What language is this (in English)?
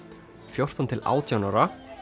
Icelandic